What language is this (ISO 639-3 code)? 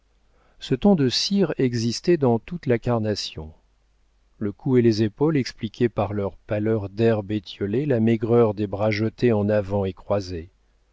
fra